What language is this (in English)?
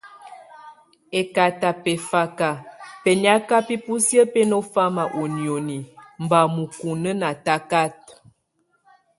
Tunen